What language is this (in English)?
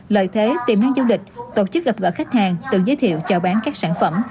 Vietnamese